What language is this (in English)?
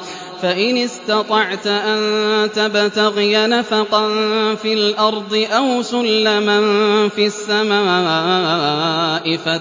Arabic